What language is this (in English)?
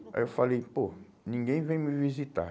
Portuguese